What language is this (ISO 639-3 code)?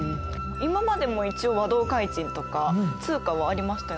jpn